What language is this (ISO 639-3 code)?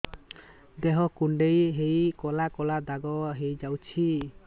ori